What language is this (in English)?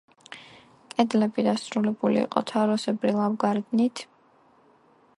Georgian